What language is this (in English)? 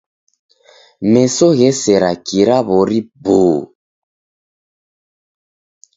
Taita